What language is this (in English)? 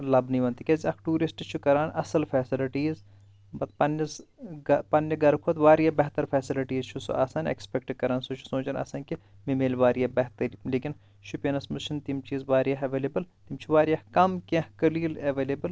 Kashmiri